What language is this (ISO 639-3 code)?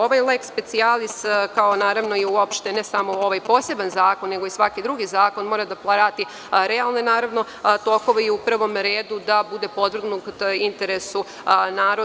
srp